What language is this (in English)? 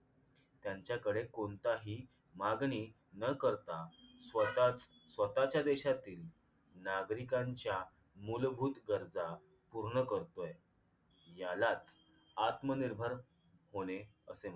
Marathi